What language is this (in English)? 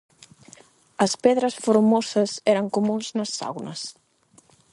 Galician